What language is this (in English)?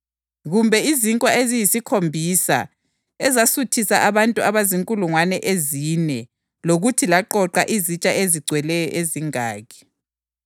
North Ndebele